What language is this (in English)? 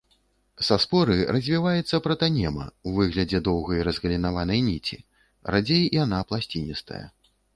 Belarusian